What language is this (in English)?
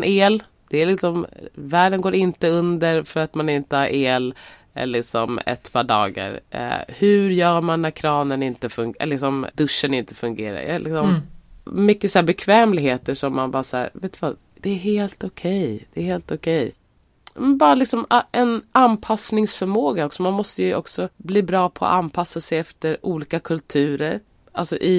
Swedish